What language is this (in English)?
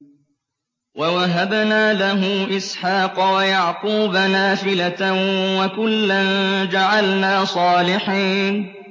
Arabic